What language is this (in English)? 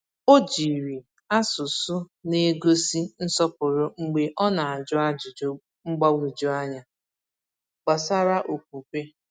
Igbo